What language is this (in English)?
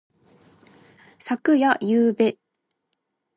Japanese